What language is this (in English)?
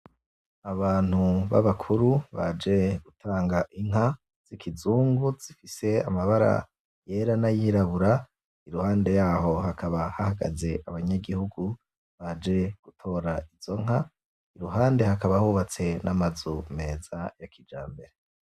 Rundi